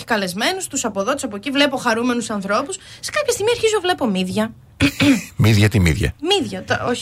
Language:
Greek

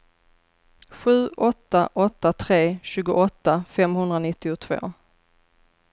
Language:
Swedish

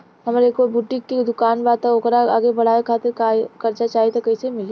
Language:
Bhojpuri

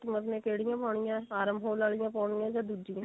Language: Punjabi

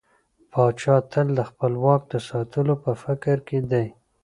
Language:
Pashto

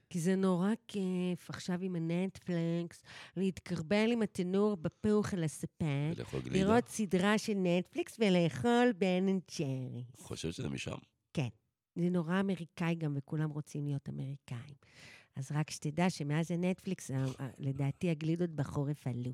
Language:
Hebrew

